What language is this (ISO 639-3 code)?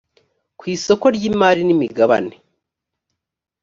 kin